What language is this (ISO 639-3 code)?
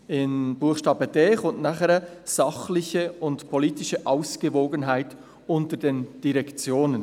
gsw